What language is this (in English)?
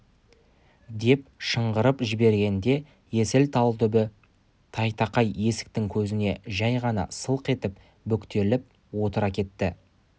Kazakh